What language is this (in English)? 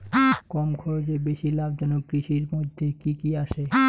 Bangla